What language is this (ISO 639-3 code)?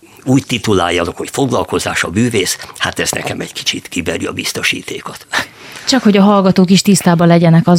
hun